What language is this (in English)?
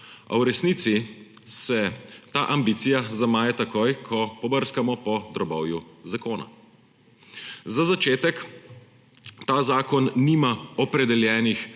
Slovenian